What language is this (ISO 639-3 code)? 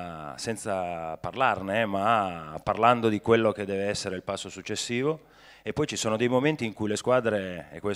ita